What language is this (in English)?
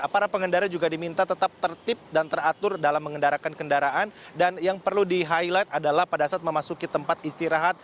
Indonesian